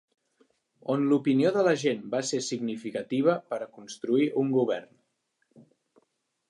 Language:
Catalan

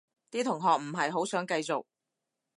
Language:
Cantonese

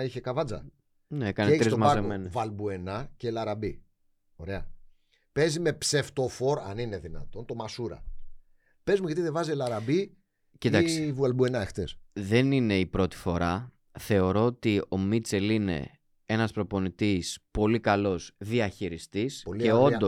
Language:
Greek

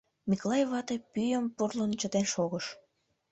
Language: Mari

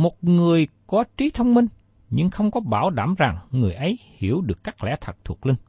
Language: Vietnamese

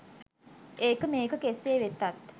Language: Sinhala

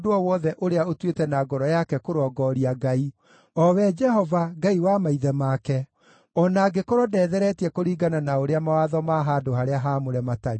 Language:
Kikuyu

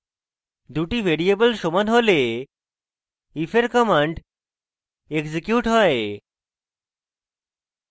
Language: Bangla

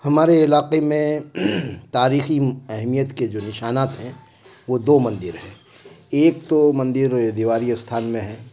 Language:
Urdu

